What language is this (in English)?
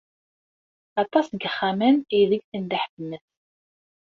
Kabyle